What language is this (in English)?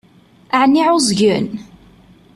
Kabyle